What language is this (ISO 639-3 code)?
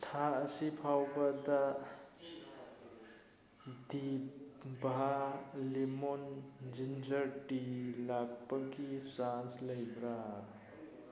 mni